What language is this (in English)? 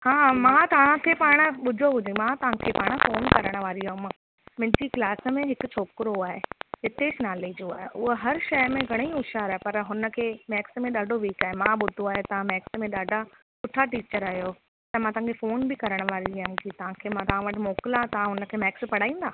Sindhi